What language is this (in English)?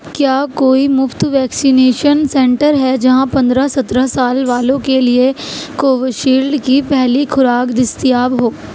Urdu